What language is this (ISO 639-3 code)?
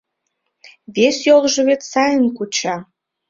chm